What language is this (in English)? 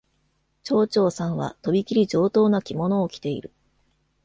Japanese